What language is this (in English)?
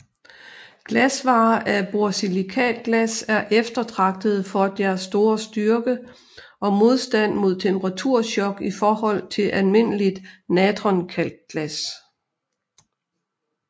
Danish